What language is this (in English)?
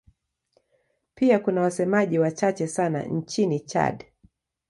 Swahili